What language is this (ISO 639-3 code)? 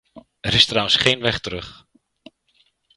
nld